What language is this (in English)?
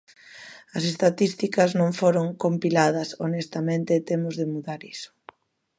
Galician